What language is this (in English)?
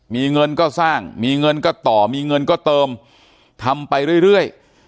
Thai